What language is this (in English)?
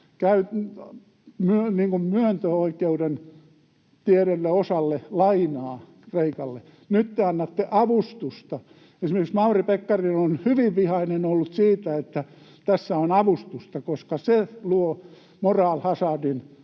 Finnish